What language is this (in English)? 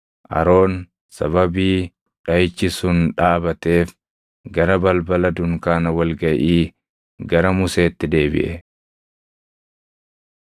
Oromo